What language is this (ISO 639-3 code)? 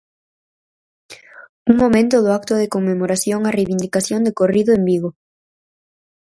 glg